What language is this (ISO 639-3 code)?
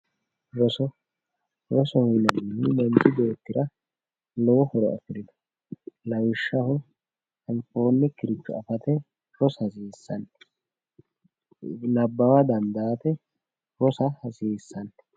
sid